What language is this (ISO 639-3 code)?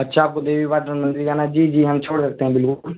urd